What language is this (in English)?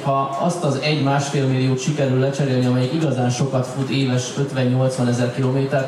Hungarian